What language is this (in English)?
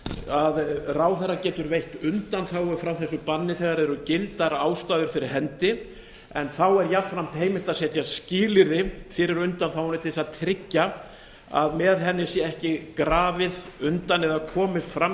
Icelandic